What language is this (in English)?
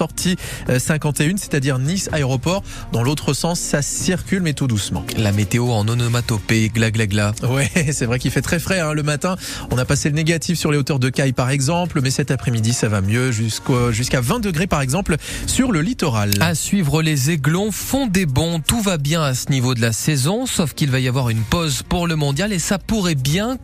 French